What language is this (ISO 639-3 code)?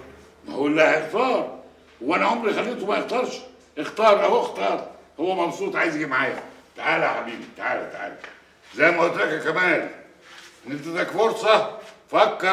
ara